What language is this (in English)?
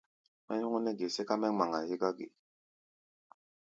Gbaya